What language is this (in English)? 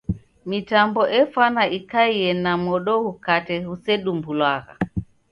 Taita